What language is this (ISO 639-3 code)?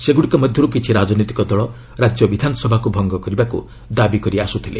ori